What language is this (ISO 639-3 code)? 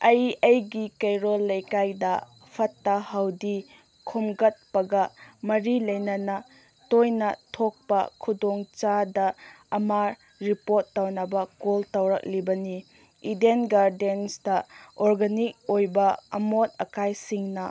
mni